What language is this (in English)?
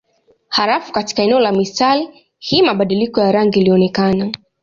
Swahili